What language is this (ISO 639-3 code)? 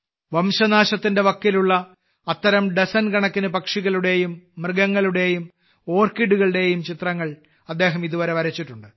mal